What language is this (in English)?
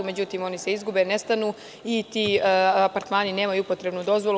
Serbian